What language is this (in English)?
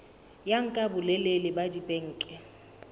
Southern Sotho